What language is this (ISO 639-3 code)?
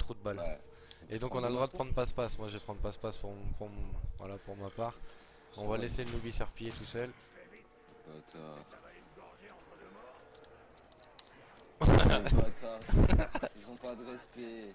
fra